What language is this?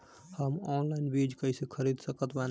Bhojpuri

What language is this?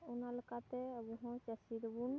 Santali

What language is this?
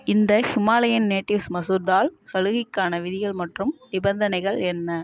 Tamil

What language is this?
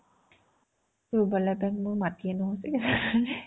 Assamese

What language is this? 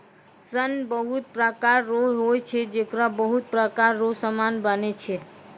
Maithili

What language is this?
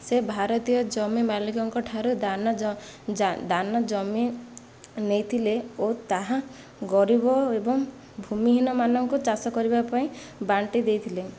Odia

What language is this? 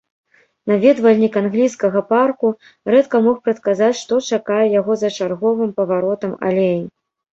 Belarusian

